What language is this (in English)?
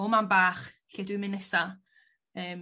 Welsh